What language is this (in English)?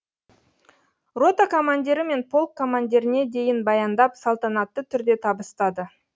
Kazakh